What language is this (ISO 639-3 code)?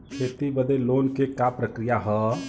bho